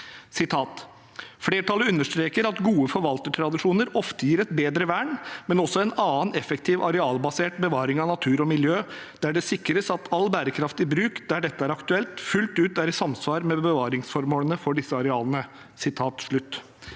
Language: Norwegian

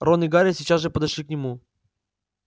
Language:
Russian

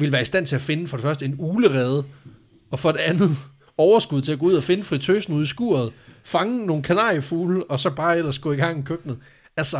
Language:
Danish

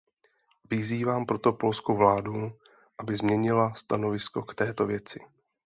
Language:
Czech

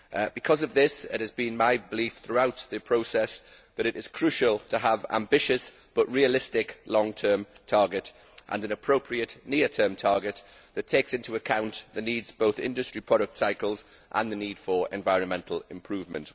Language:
English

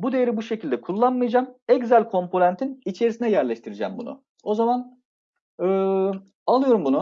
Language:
Turkish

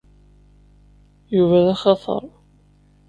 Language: Kabyle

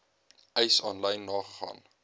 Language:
Afrikaans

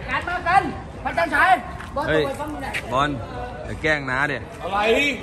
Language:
Thai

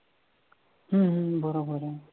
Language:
Marathi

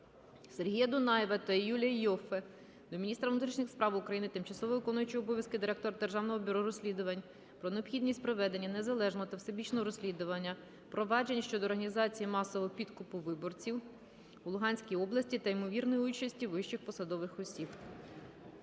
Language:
Ukrainian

